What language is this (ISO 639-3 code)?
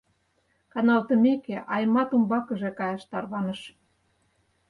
chm